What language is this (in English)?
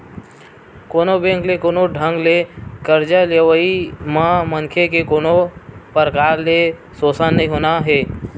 Chhattisgarhi